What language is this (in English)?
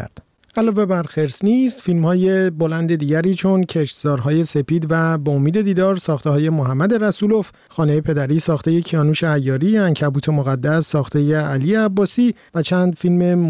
Persian